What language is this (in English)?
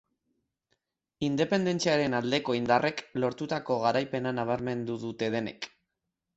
Basque